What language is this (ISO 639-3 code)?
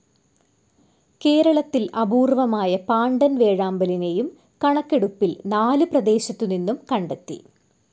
mal